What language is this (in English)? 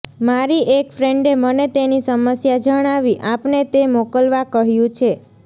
Gujarati